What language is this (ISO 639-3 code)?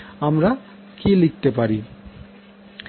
ben